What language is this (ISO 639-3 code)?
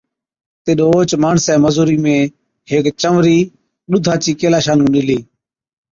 odk